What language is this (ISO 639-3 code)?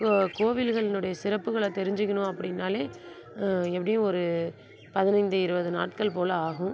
tam